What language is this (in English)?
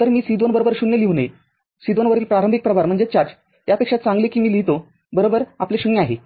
Marathi